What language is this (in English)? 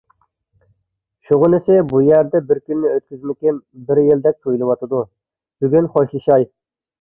Uyghur